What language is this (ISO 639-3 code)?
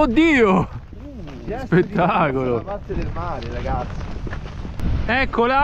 ita